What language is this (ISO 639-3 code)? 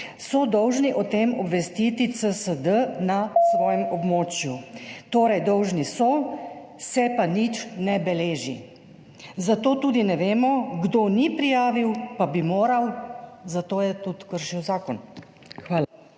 slv